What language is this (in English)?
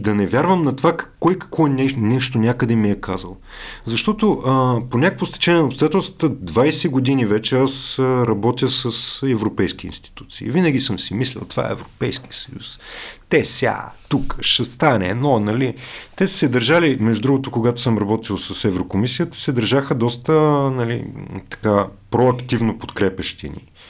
Bulgarian